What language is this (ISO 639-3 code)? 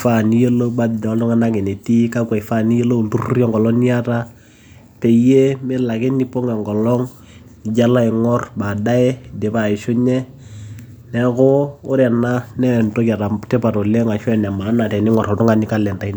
mas